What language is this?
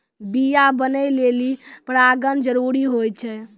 Maithili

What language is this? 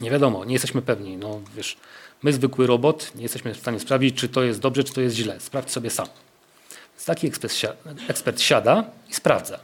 Polish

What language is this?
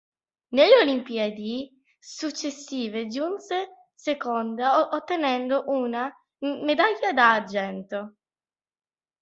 Italian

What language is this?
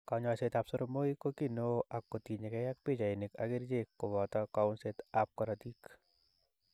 Kalenjin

